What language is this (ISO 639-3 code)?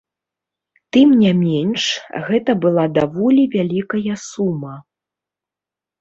bel